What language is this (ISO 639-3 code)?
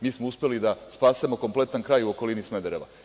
srp